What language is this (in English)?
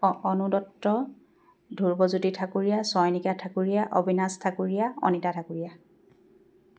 Assamese